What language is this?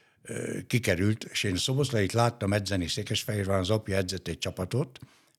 Hungarian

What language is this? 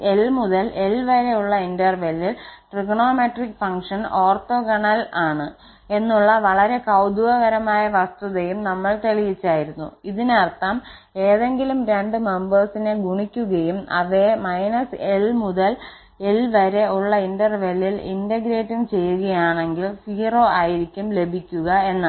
Malayalam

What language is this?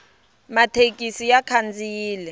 Tsonga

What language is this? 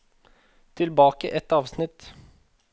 Norwegian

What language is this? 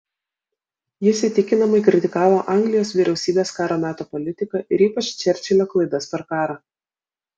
Lithuanian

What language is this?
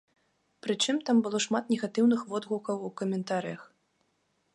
Belarusian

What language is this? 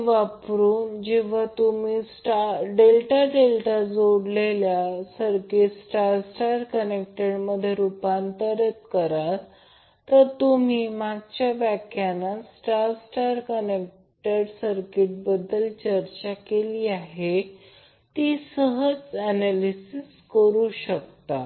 Marathi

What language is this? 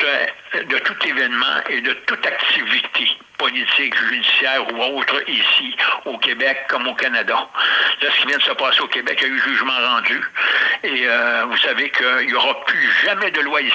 French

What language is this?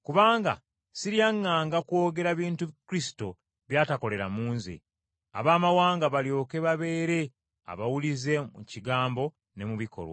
Ganda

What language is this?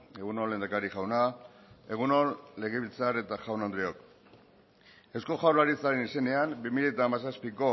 Basque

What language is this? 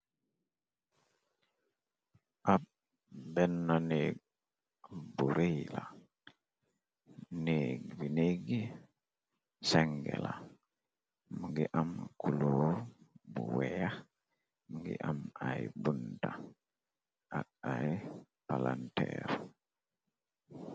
Wolof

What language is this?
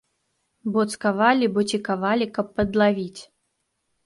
Belarusian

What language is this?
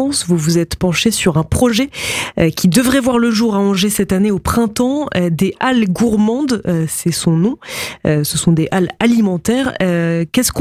French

